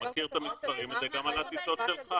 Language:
Hebrew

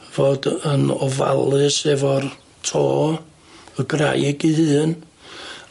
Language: Welsh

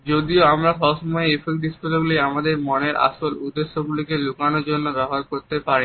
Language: Bangla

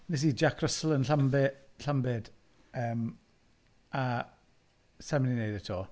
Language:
Welsh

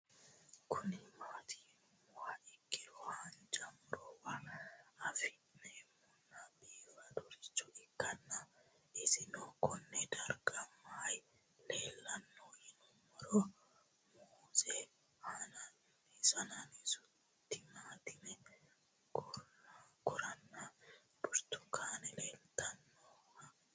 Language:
Sidamo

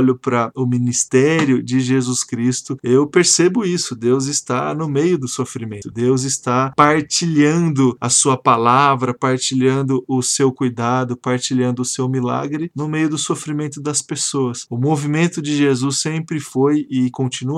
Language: Portuguese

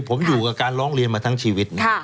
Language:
Thai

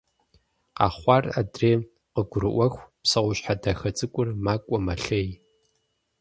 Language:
Kabardian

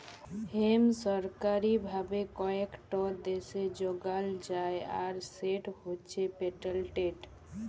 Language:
Bangla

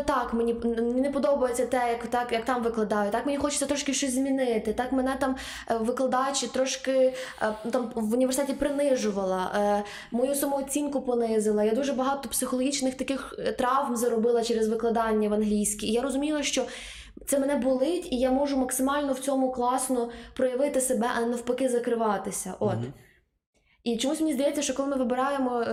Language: Ukrainian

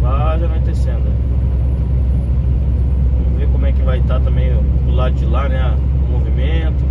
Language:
Portuguese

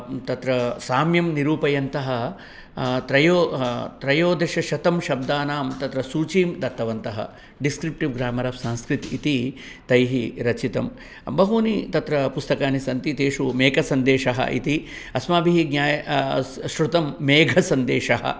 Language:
Sanskrit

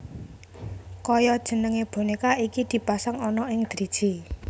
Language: Javanese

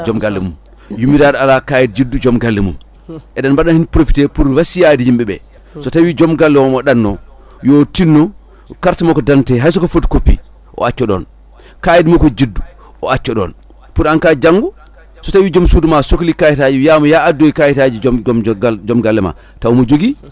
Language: Fula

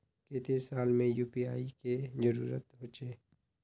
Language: Magahi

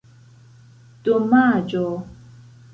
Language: Esperanto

